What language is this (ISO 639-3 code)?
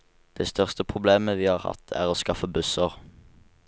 nor